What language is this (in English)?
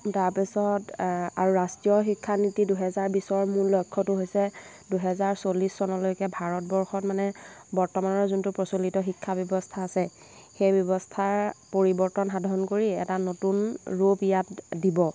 Assamese